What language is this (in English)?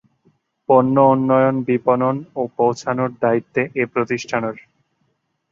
Bangla